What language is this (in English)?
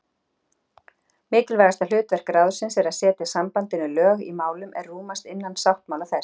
Icelandic